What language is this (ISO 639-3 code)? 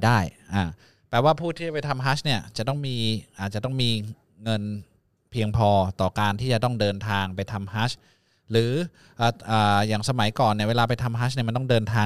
tha